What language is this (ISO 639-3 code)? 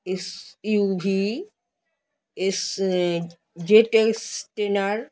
ben